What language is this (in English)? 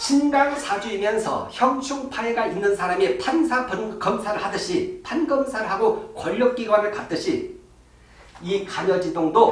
Korean